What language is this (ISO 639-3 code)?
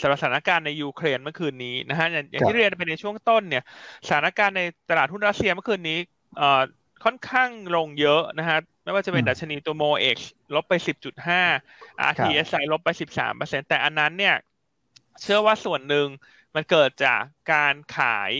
tha